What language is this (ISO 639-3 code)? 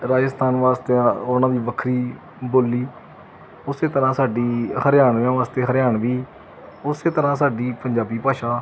pan